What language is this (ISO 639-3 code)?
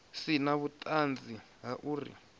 ven